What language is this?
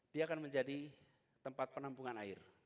Indonesian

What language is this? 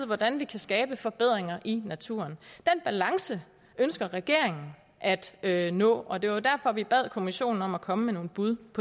Danish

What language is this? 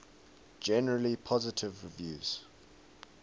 English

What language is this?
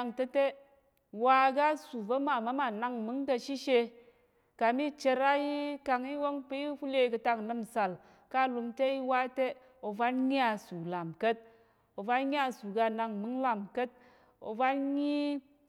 Tarok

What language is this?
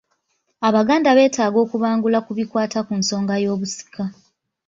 Ganda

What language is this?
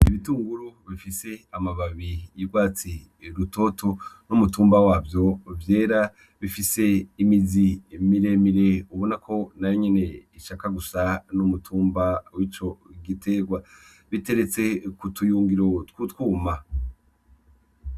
Rundi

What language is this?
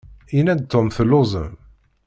Kabyle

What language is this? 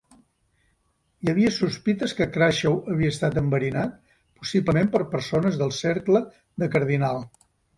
Catalan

